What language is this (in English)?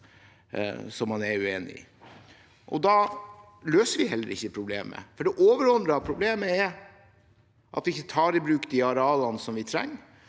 Norwegian